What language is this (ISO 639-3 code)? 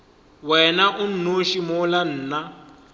nso